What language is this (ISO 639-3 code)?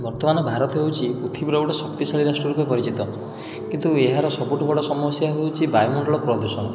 ori